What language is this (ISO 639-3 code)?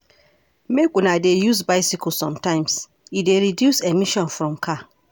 pcm